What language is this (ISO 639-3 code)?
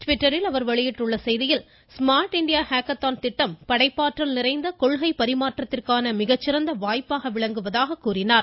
tam